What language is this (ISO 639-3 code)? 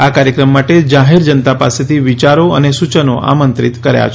guj